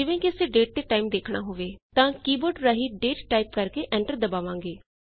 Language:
Punjabi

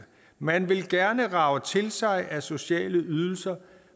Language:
Danish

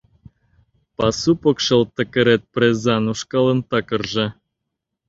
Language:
Mari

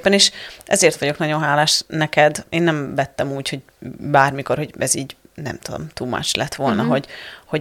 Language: Hungarian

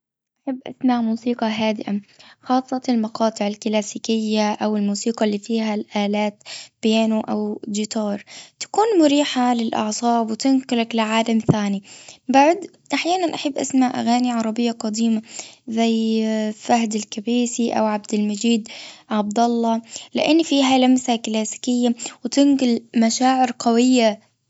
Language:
Gulf Arabic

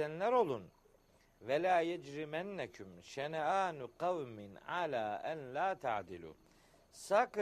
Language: Turkish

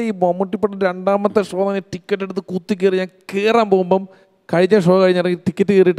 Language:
Malayalam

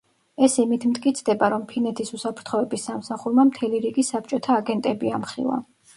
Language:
Georgian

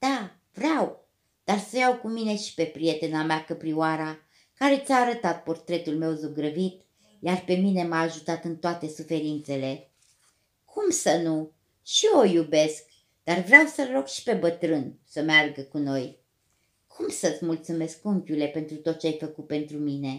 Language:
Romanian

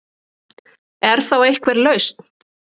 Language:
Icelandic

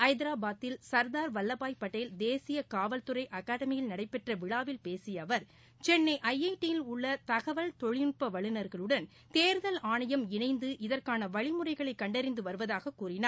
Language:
Tamil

